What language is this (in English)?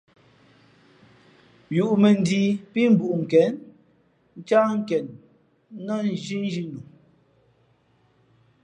Fe'fe'